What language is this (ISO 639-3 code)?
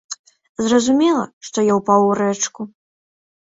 bel